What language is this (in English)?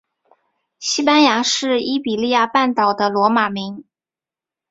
Chinese